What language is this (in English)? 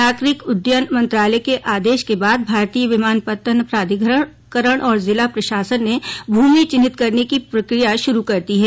Hindi